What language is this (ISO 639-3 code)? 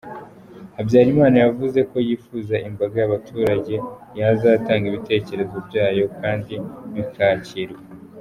kin